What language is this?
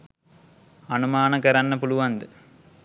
Sinhala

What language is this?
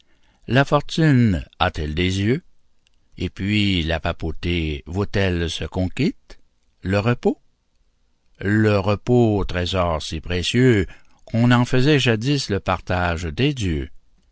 French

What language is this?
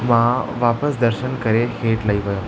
Sindhi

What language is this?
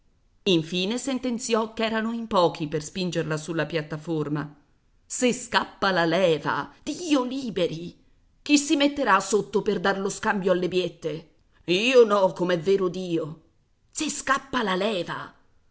Italian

